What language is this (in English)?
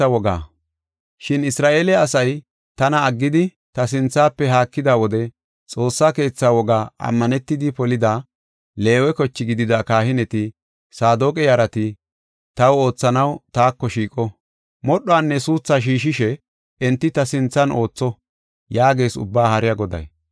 Gofa